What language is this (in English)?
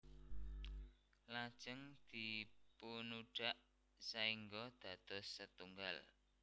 Javanese